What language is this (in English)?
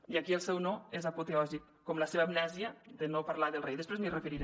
Catalan